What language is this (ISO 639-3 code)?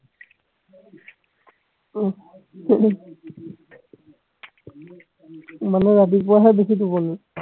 asm